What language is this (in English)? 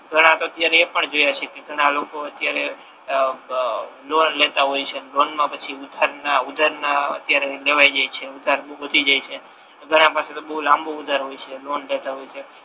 Gujarati